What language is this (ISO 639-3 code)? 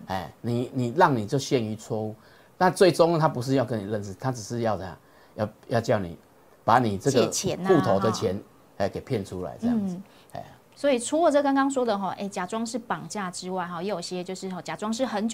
zho